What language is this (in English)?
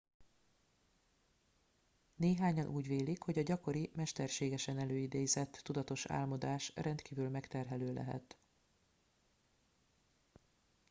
Hungarian